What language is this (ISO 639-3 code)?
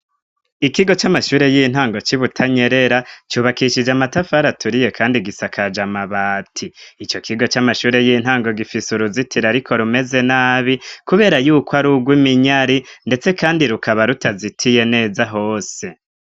run